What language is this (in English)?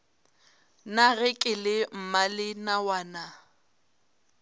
Northern Sotho